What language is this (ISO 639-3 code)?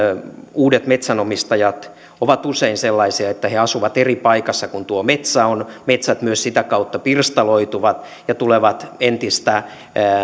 fin